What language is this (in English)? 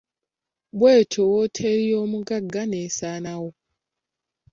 Ganda